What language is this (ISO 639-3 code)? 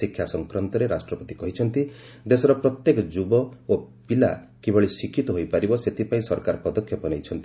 ori